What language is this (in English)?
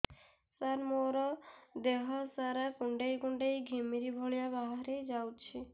Odia